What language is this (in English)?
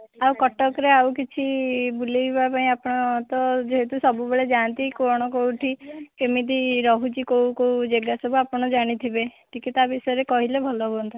Odia